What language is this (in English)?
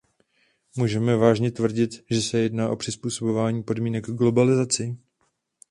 Czech